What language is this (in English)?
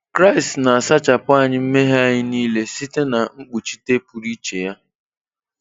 Igbo